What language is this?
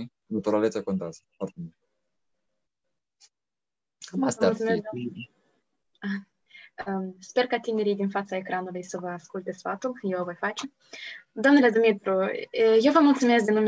Romanian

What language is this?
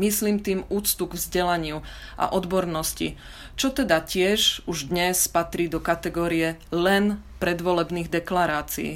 Slovak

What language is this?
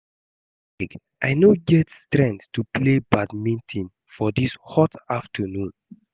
Nigerian Pidgin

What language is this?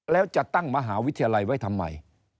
Thai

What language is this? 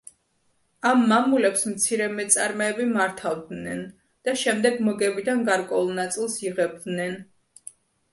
Georgian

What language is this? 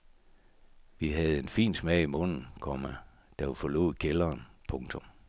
Danish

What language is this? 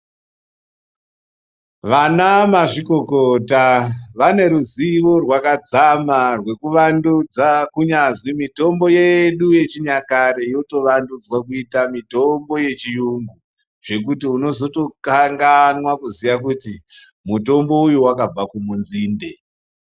Ndau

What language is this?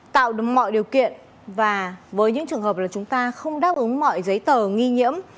Vietnamese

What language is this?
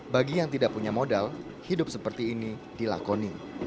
Indonesian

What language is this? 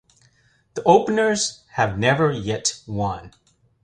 English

